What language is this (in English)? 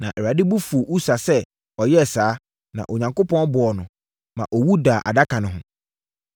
Akan